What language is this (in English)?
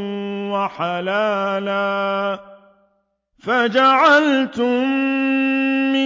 Arabic